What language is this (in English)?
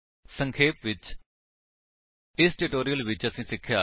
Punjabi